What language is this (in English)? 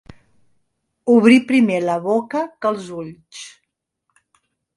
Catalan